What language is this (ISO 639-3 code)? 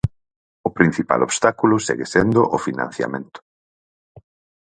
glg